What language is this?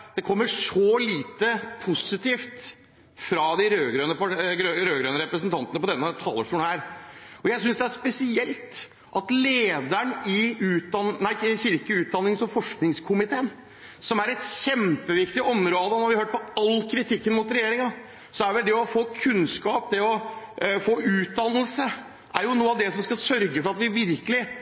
Norwegian Bokmål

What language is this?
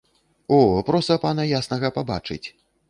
Belarusian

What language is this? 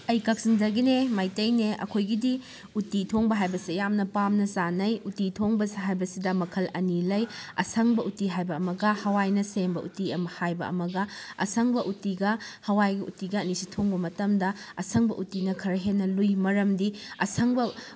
Manipuri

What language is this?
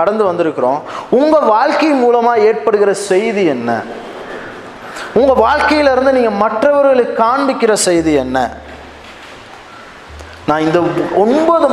Tamil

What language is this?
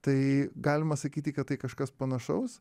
Lithuanian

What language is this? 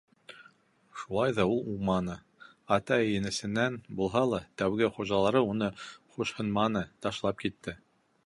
Bashkir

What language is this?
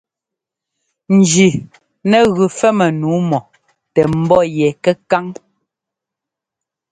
Ngomba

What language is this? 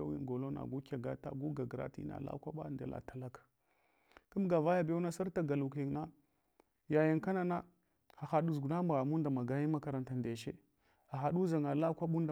Hwana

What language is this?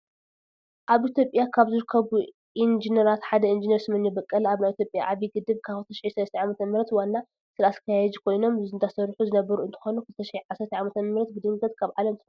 Tigrinya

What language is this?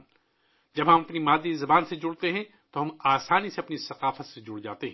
Urdu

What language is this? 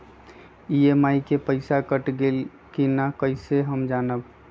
Magahi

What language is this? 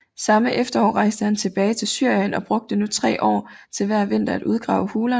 Danish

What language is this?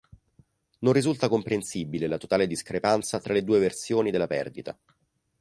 Italian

